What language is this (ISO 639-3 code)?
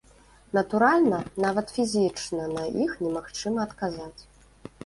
bel